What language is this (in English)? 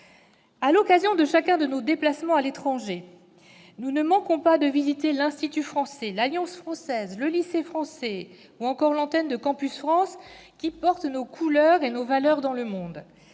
French